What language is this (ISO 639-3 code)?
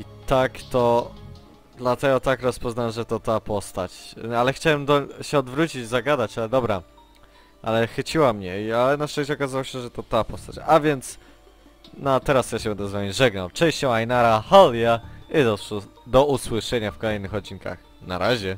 pol